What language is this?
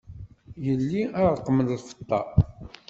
Kabyle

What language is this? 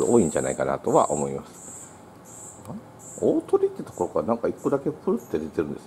Japanese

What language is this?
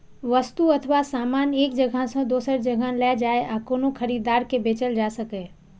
Maithili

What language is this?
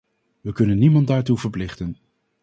Dutch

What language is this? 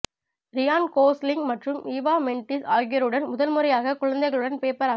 Tamil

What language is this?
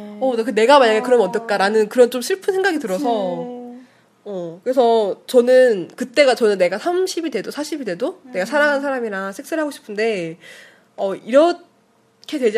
Korean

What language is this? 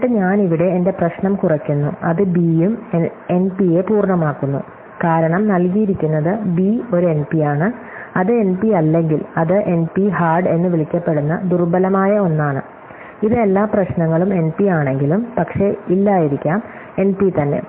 Malayalam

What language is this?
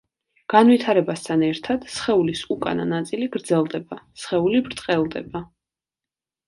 Georgian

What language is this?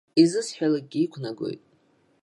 Abkhazian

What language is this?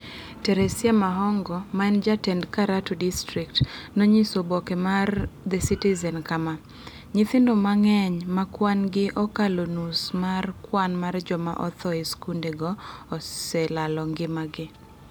Luo (Kenya and Tanzania)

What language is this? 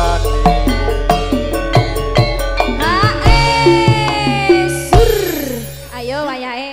Indonesian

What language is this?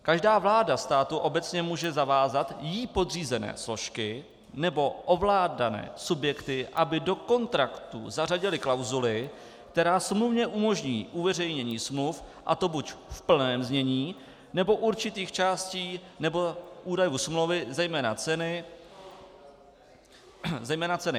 Czech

